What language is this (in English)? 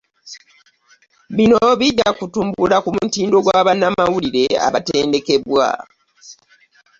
Ganda